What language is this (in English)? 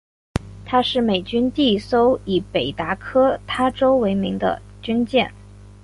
Chinese